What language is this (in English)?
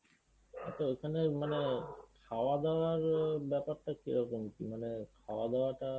Bangla